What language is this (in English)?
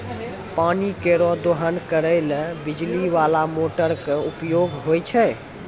Maithili